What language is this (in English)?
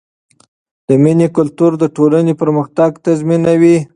Pashto